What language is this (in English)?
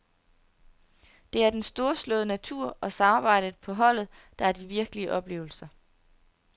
Danish